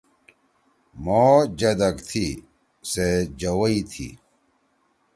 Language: Torwali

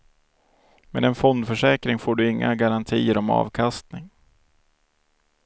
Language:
Swedish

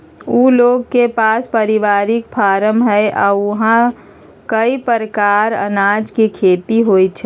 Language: Magahi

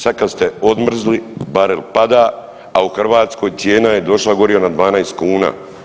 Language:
Croatian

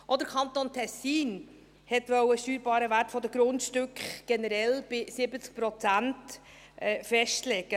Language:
Swiss German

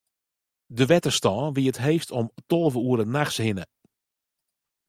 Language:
Western Frisian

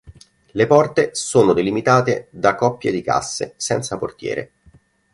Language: Italian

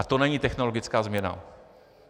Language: Czech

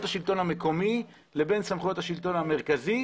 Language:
Hebrew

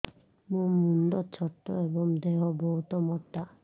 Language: Odia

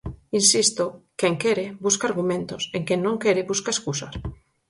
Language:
Galician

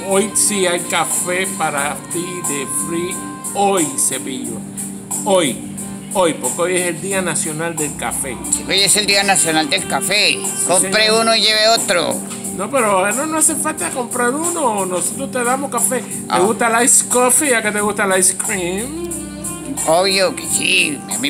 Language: Spanish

